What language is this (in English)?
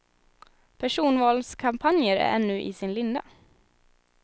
Swedish